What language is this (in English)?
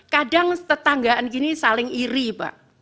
Indonesian